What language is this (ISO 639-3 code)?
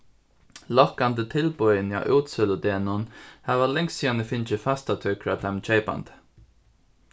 fao